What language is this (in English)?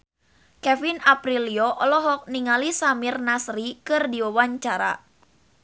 Sundanese